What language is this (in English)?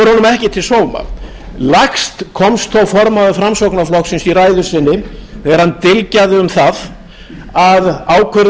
Icelandic